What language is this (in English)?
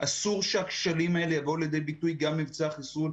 Hebrew